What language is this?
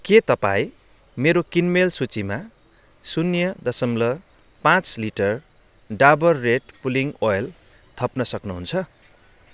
Nepali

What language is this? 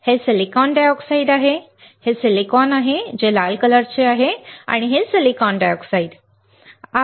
Marathi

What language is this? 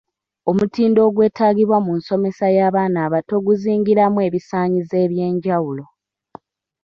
Ganda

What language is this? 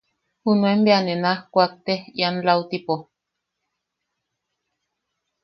Yaqui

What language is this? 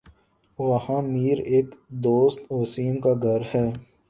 Urdu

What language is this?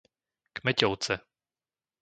Slovak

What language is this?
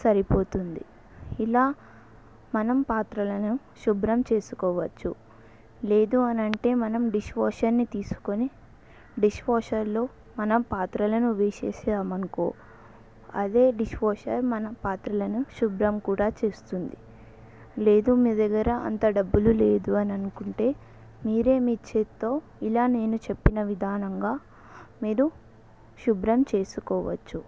Telugu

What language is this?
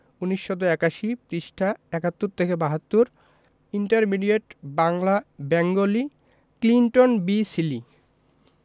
Bangla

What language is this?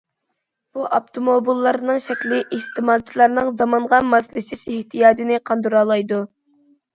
Uyghur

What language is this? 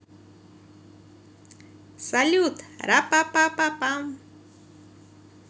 Russian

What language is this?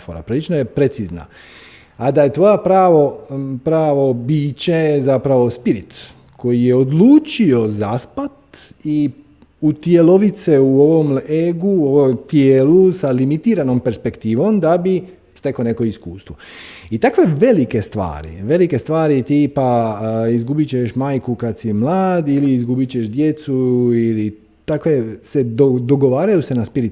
Croatian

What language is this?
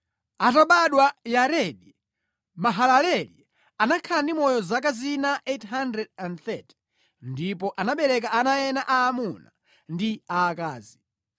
Nyanja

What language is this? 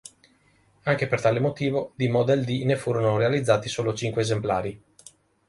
Italian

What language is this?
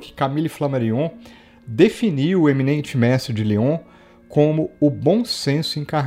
Portuguese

